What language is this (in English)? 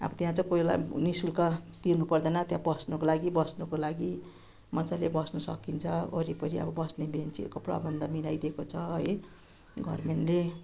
Nepali